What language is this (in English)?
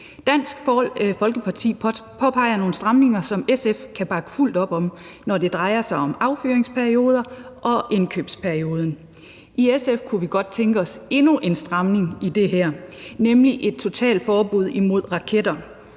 Danish